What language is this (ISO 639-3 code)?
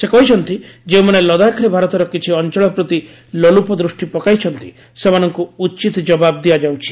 ori